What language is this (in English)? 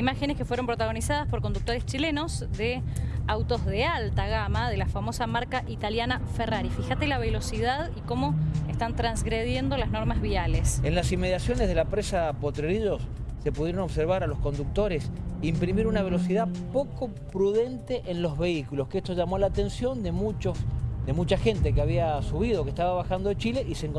Spanish